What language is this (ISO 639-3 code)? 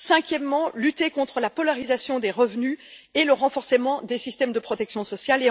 fra